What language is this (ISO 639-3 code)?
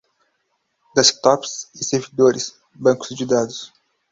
por